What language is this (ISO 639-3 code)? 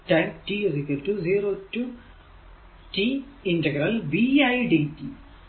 mal